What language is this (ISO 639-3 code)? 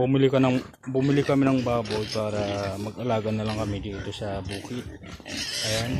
fil